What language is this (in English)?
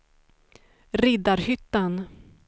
Swedish